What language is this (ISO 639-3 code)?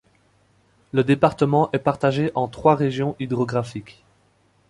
fra